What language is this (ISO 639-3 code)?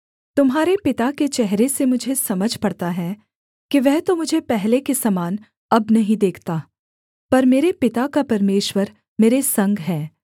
hin